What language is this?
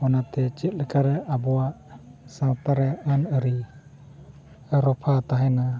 Santali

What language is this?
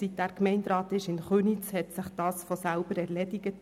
Swiss German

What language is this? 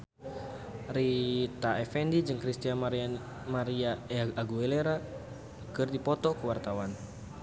Sundanese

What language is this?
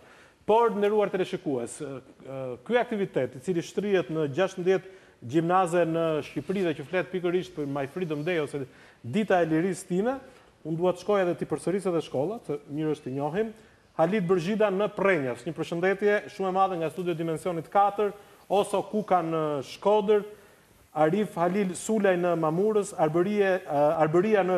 Romanian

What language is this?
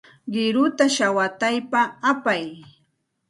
Santa Ana de Tusi Pasco Quechua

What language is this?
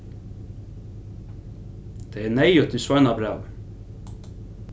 Faroese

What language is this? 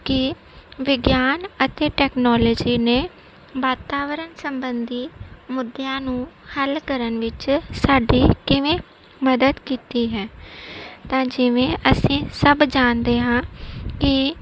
Punjabi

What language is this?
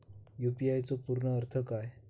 Marathi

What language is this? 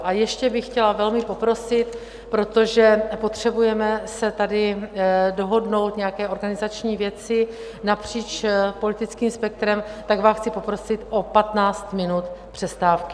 Czech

